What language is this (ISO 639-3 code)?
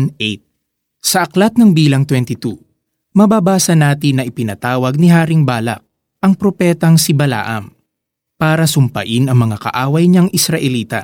fil